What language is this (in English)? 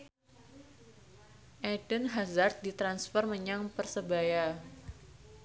Javanese